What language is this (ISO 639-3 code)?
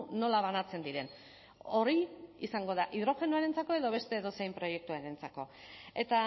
eus